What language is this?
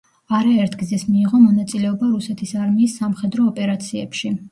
Georgian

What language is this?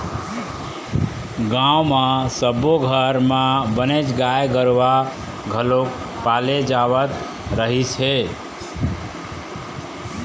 Chhattisgarhi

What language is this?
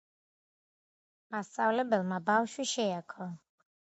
Georgian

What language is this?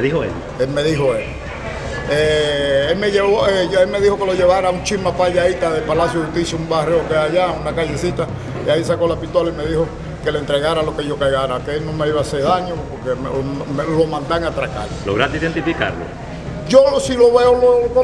Spanish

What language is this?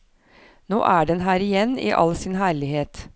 Norwegian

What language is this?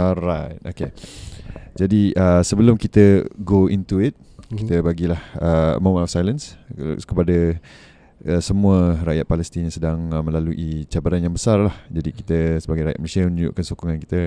Malay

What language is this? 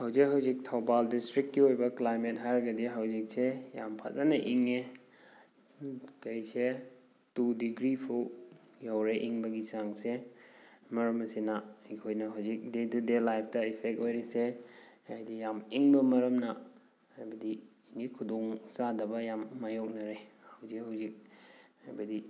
Manipuri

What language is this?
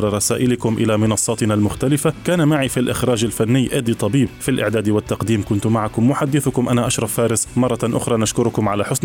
Arabic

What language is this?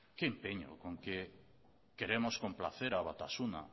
Spanish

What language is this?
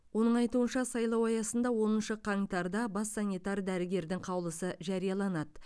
Kazakh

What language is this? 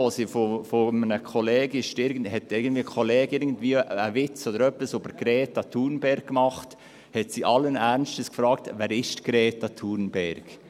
Swiss German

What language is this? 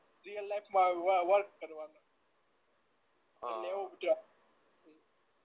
Gujarati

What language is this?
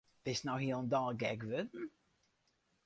Western Frisian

